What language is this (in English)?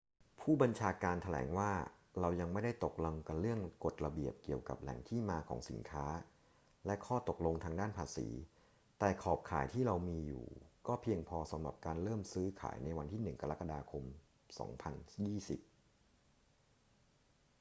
Thai